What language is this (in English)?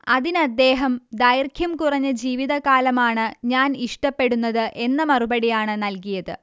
Malayalam